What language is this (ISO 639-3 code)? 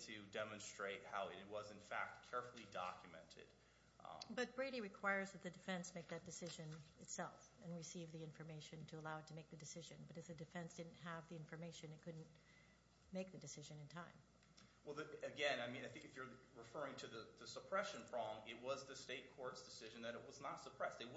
eng